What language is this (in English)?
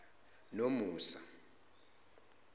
Zulu